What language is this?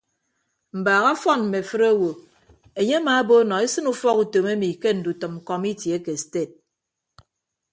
Ibibio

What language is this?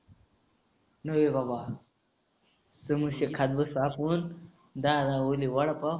Marathi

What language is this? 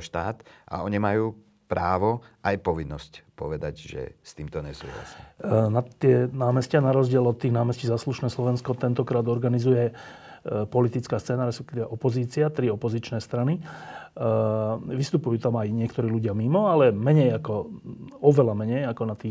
Slovak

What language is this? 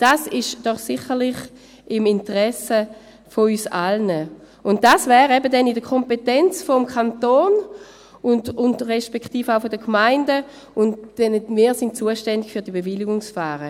Swiss German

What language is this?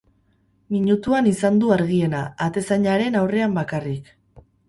Basque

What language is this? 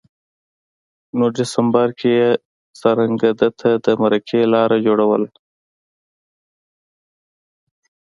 Pashto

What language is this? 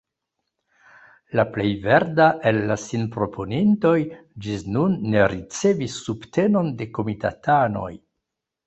Esperanto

